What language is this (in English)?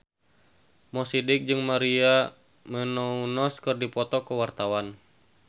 Sundanese